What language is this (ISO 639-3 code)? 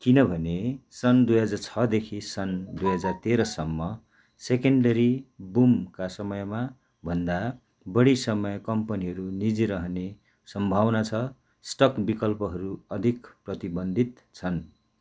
nep